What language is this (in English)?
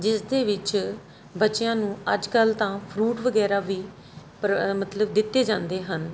Punjabi